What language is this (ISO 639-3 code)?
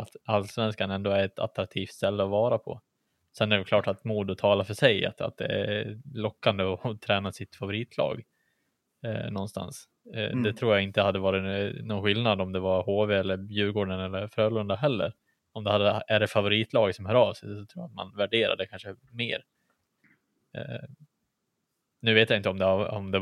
swe